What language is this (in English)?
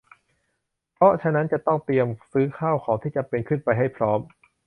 Thai